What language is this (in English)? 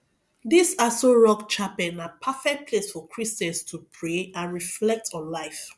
Nigerian Pidgin